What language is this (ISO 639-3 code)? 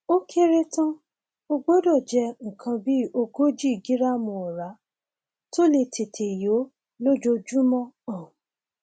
yor